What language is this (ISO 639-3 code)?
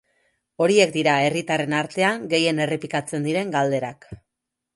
eus